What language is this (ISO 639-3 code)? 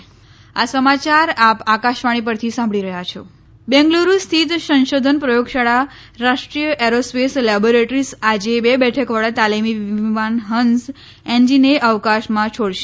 guj